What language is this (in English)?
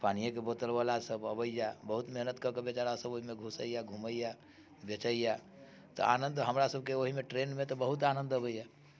Maithili